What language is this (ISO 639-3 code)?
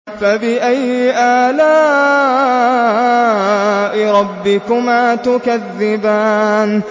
ara